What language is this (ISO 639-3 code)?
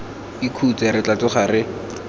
tsn